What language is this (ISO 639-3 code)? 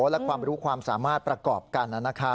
tha